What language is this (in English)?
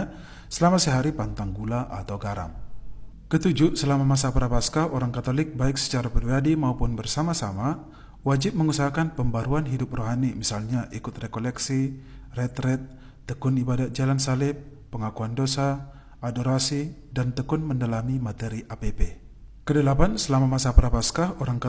Indonesian